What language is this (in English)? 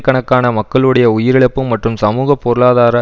Tamil